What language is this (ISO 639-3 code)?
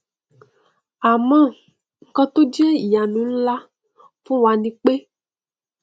yor